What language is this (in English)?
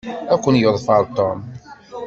Kabyle